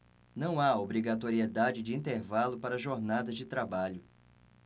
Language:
Portuguese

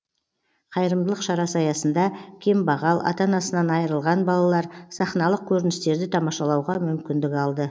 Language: Kazakh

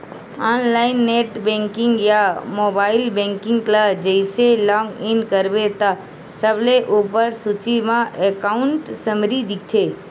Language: Chhattisgarhi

